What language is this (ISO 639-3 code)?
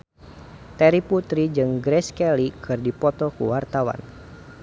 sun